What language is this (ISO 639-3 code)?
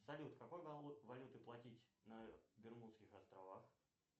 rus